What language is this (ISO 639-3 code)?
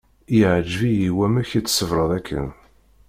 kab